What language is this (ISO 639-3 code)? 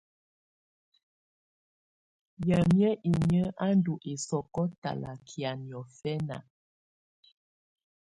tvu